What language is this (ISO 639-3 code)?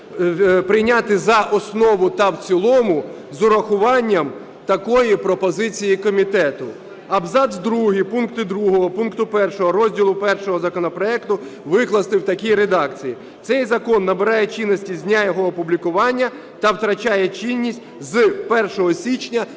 ukr